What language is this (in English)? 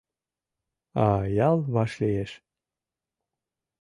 Mari